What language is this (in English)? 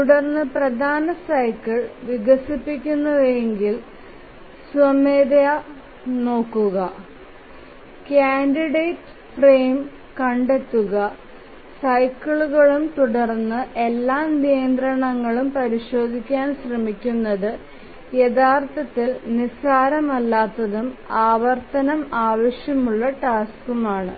Malayalam